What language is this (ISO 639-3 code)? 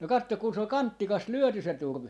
fin